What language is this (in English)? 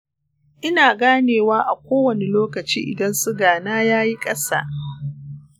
Hausa